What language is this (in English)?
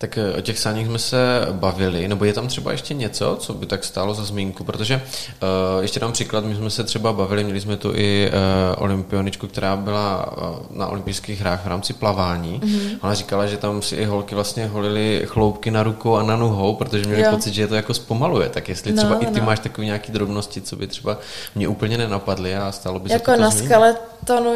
Czech